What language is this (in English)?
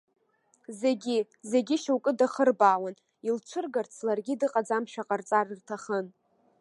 Abkhazian